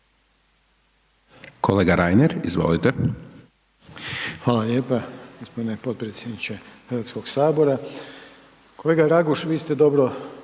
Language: Croatian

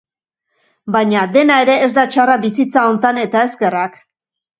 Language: Basque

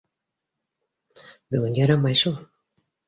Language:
Bashkir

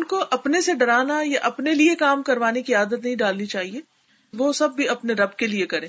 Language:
Urdu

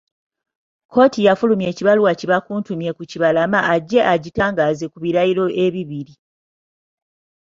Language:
Ganda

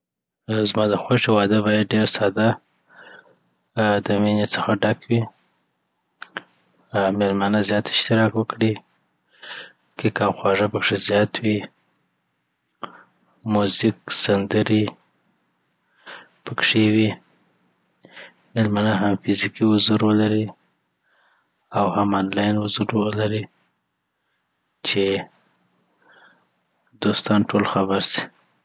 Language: Southern Pashto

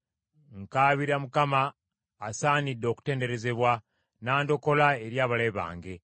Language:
Ganda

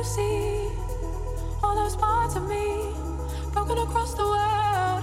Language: Slovak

